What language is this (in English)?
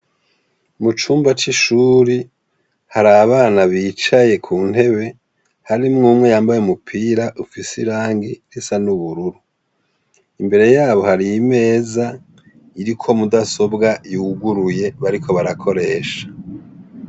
Rundi